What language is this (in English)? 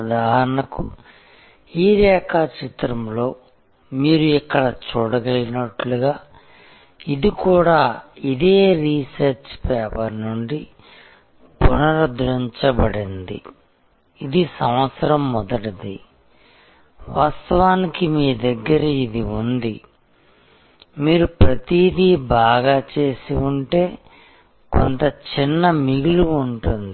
Telugu